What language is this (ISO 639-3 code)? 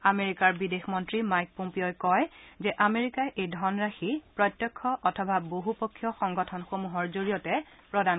asm